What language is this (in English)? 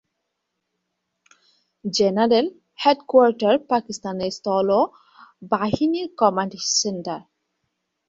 Bangla